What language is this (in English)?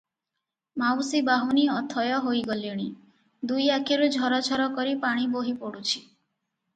Odia